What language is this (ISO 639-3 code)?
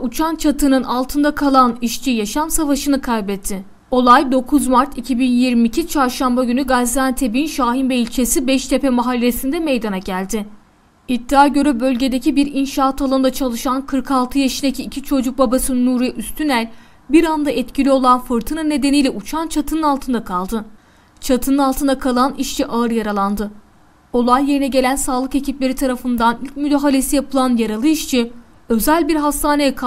tur